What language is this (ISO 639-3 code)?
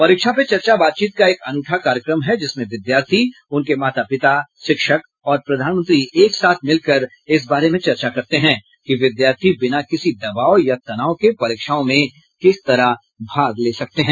hin